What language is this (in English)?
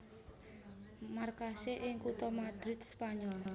Javanese